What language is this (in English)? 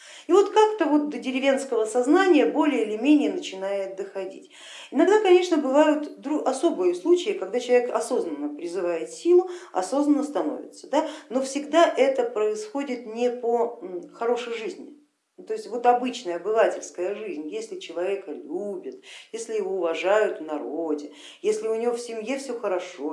Russian